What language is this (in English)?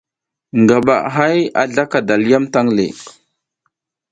South Giziga